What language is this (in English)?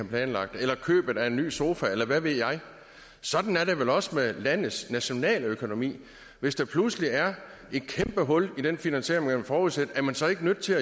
Danish